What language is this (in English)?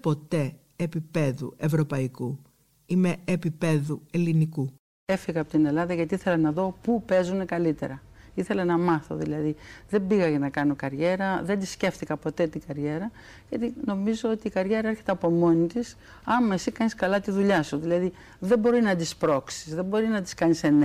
Greek